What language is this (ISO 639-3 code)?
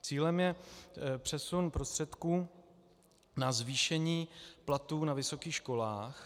ces